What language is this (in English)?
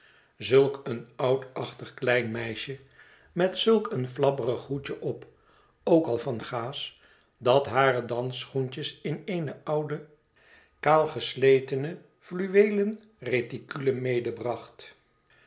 Dutch